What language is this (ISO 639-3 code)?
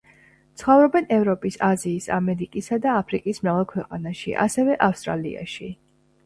kat